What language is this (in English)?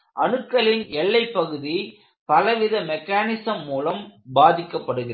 Tamil